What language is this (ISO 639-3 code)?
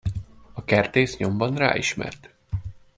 hun